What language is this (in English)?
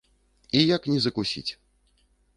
Belarusian